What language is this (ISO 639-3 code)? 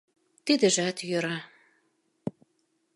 chm